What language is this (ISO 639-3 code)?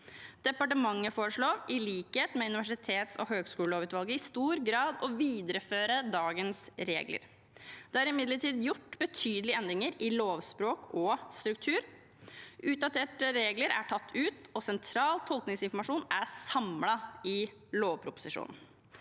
nor